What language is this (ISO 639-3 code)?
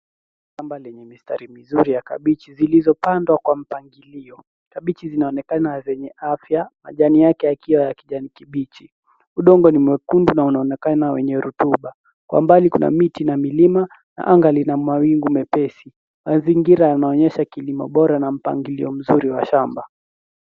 swa